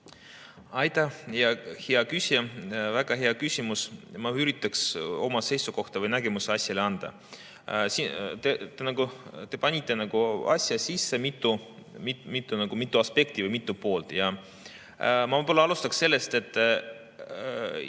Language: Estonian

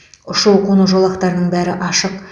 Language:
Kazakh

